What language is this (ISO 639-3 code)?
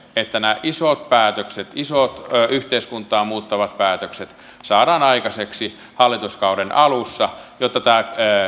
fin